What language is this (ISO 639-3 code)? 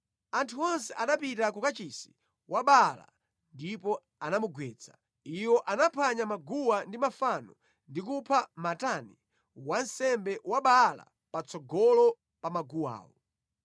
nya